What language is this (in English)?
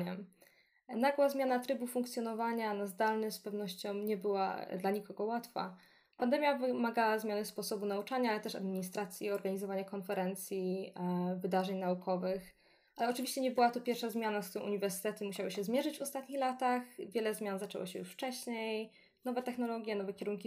Polish